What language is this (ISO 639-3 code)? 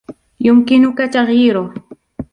ara